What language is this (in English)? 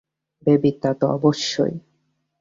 Bangla